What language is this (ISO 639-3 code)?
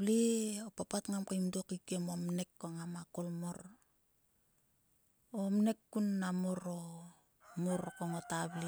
sua